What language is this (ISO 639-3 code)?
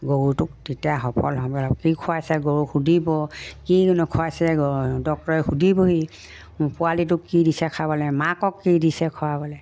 asm